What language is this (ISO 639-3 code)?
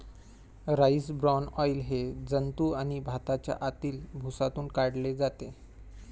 mar